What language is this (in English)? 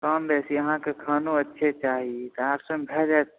Maithili